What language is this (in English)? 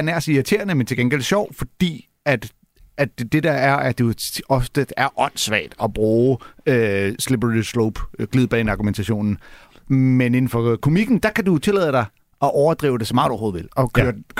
Danish